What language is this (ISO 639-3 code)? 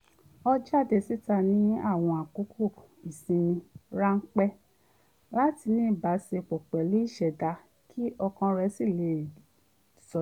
yor